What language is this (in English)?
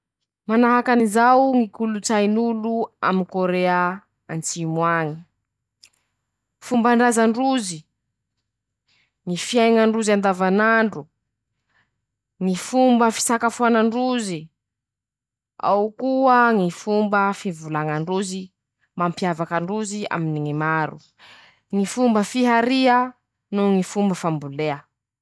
Masikoro Malagasy